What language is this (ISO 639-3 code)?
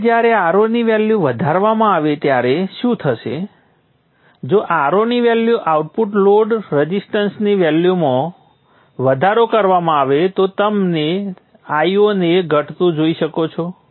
guj